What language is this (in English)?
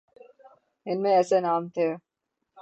Urdu